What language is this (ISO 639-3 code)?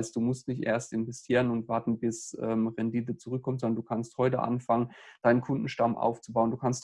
deu